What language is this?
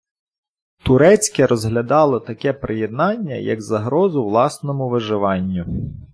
Ukrainian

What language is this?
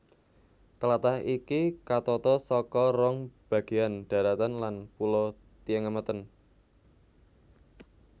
Javanese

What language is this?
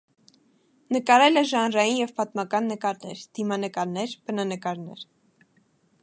Armenian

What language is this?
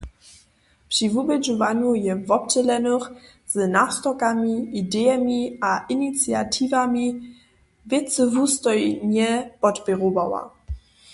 Upper Sorbian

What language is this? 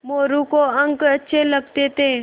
Hindi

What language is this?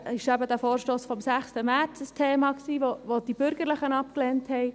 Swiss German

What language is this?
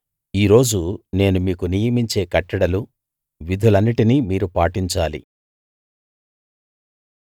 Telugu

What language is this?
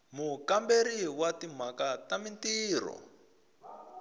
Tsonga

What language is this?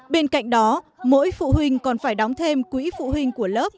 Vietnamese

